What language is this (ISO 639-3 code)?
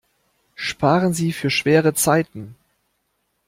deu